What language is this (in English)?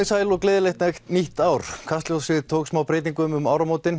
Icelandic